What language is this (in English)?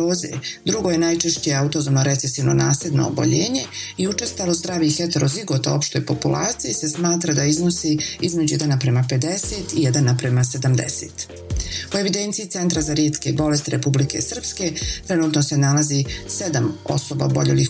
Croatian